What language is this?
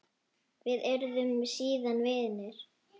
Icelandic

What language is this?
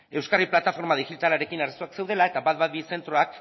Basque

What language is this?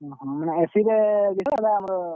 Odia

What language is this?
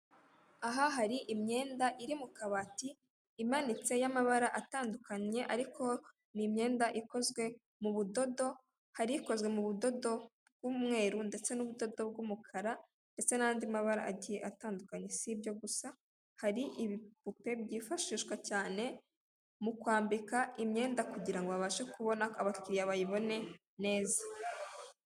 Kinyarwanda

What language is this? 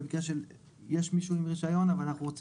Hebrew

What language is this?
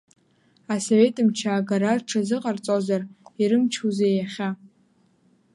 Abkhazian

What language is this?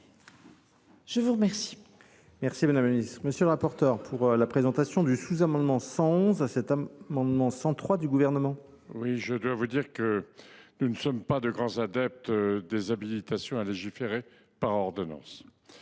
French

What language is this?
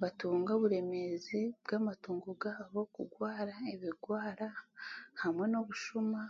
Chiga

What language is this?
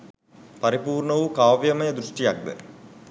Sinhala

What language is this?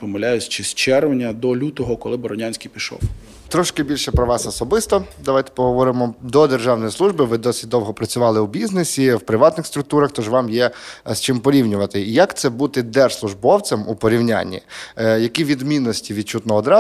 Ukrainian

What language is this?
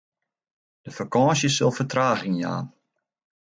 Western Frisian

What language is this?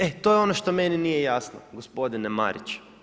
Croatian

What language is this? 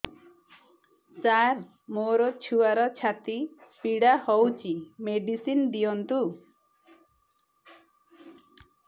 Odia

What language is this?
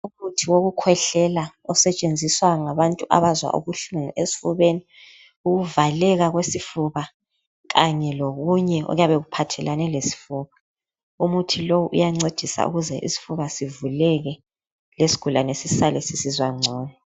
North Ndebele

